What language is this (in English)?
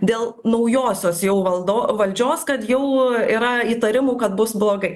Lithuanian